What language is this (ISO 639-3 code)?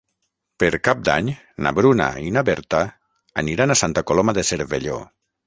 cat